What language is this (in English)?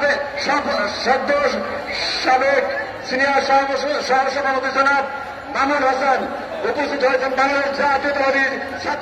Bangla